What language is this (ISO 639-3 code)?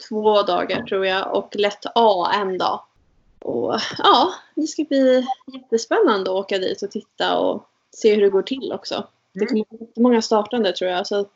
swe